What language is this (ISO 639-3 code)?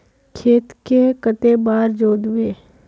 mag